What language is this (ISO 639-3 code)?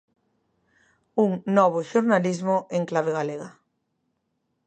glg